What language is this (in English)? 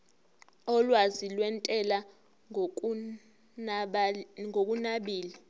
Zulu